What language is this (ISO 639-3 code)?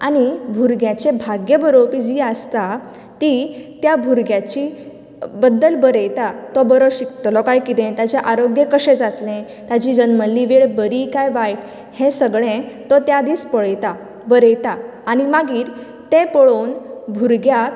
kok